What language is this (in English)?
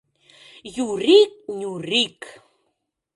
Mari